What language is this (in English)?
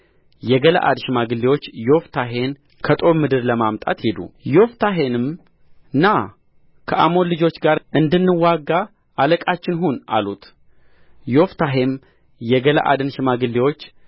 Amharic